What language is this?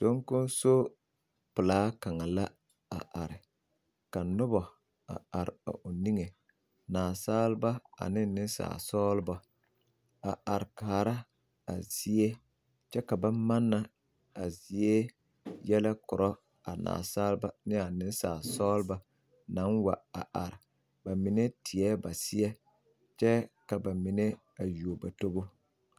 Southern Dagaare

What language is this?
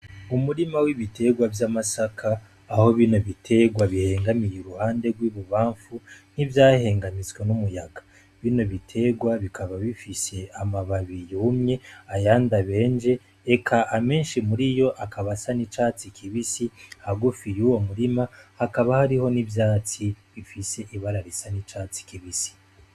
Rundi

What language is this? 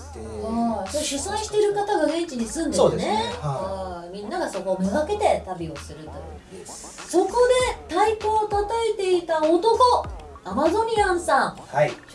Japanese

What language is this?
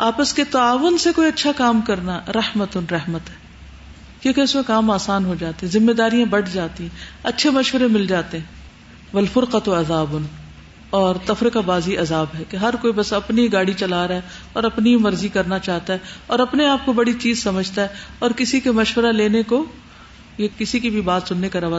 Urdu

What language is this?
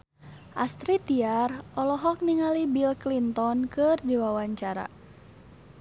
Sundanese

